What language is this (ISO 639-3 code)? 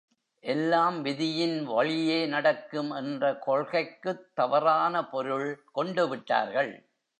tam